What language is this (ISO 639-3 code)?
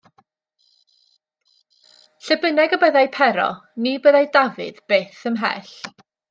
cym